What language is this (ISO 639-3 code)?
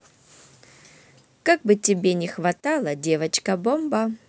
rus